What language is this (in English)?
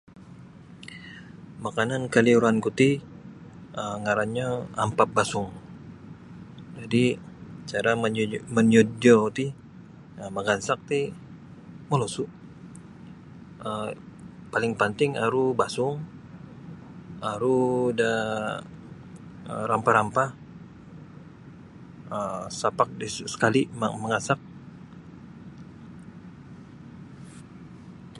Sabah Bisaya